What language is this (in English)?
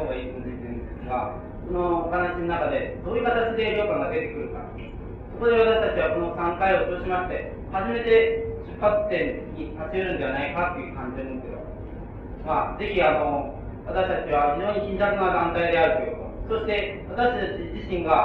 Japanese